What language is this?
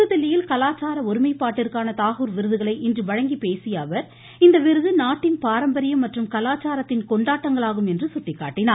Tamil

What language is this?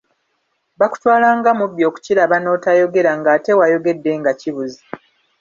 Ganda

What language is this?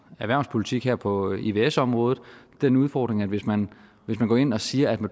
Danish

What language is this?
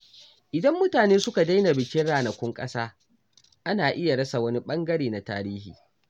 Hausa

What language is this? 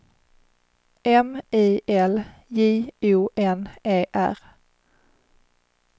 Swedish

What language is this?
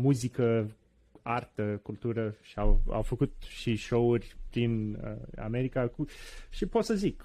Romanian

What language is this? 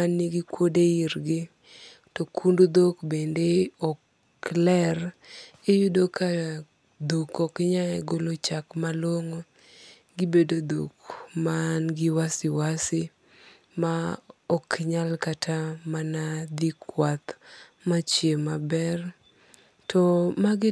Luo (Kenya and Tanzania)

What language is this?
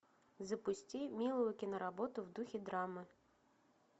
Russian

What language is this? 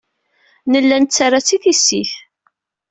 Kabyle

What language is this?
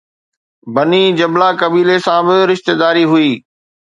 Sindhi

